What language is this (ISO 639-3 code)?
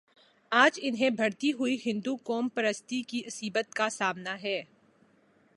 urd